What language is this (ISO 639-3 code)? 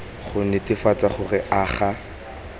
tsn